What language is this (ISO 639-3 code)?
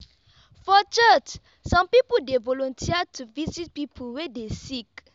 pcm